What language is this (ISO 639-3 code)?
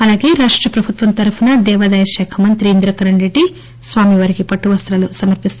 tel